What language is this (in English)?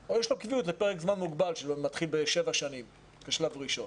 Hebrew